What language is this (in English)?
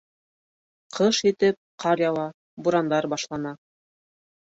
Bashkir